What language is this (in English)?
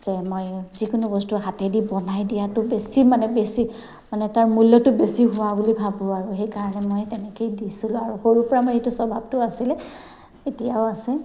Assamese